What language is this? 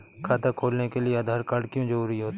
Hindi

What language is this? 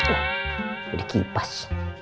Indonesian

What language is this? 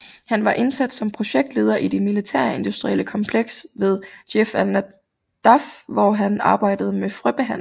Danish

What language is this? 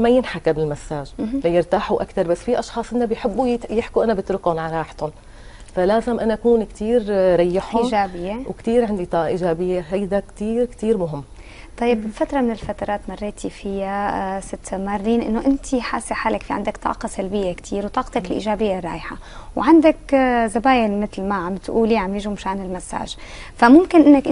Arabic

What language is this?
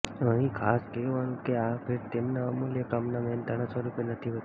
Gujarati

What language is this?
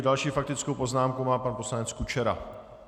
Czech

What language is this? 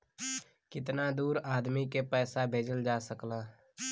Bhojpuri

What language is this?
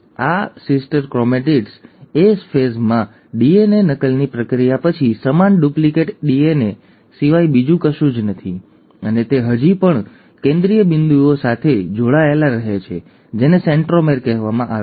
Gujarati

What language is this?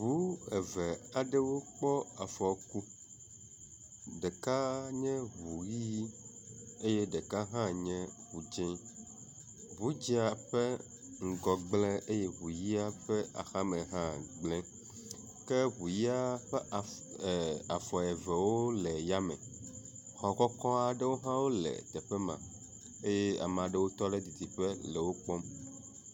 Ewe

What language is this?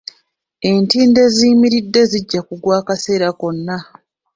Ganda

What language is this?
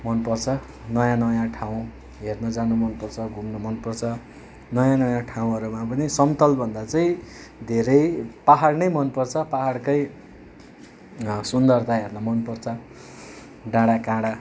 Nepali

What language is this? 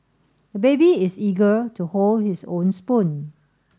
English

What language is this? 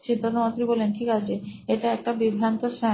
Bangla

